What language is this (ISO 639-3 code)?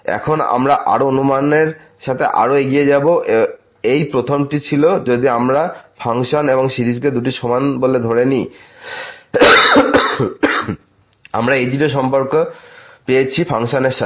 ben